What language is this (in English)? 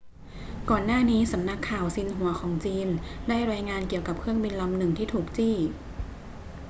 Thai